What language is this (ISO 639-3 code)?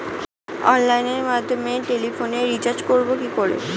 ben